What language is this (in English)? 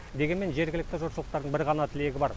Kazakh